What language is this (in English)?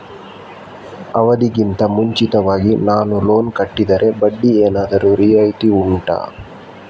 Kannada